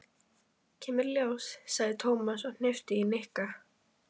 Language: Icelandic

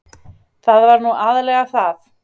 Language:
Icelandic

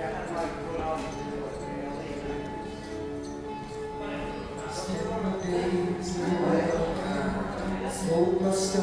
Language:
English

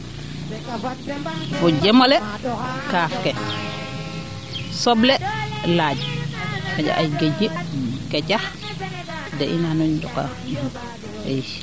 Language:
Serer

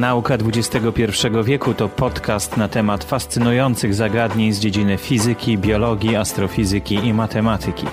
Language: Polish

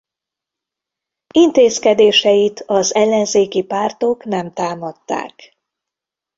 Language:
Hungarian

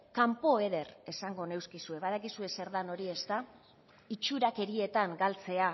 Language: Basque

